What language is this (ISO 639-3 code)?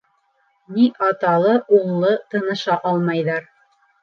bak